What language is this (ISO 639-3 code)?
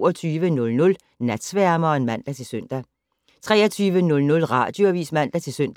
dan